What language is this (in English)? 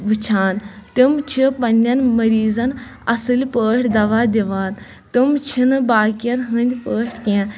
Kashmiri